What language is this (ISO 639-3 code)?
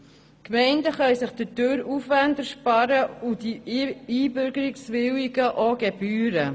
gsw